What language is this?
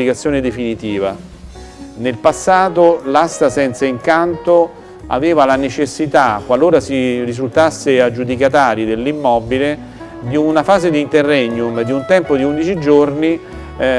Italian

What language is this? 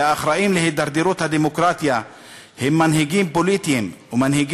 Hebrew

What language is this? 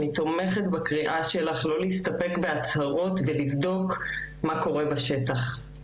Hebrew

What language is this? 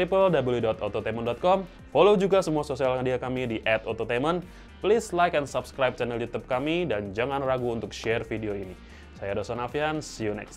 Indonesian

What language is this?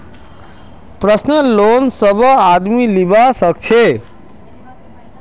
Magahi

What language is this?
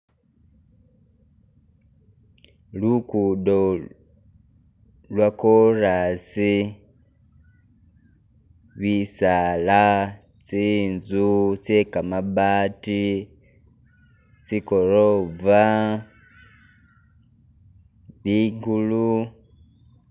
Masaaba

